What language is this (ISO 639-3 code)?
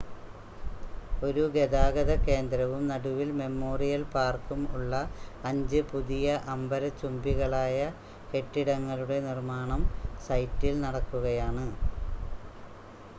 mal